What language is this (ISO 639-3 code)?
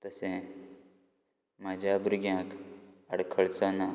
kok